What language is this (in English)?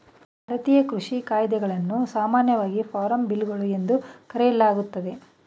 Kannada